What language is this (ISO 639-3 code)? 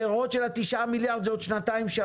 heb